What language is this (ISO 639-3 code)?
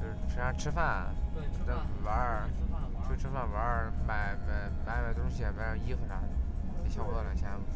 zho